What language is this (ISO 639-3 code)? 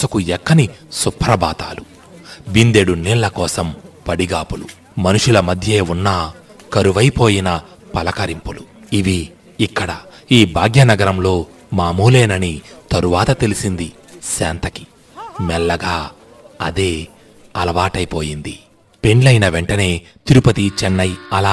tel